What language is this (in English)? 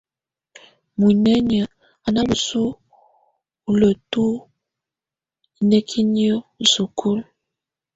Tunen